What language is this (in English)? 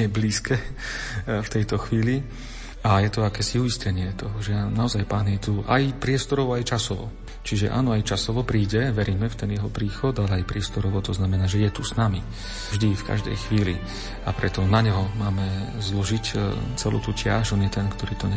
Slovak